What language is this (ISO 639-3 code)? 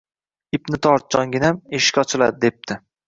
uzb